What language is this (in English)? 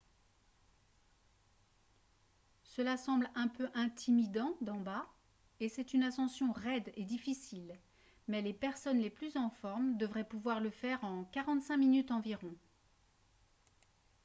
French